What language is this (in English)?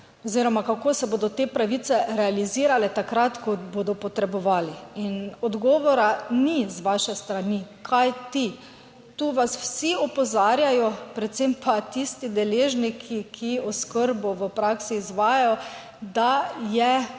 Slovenian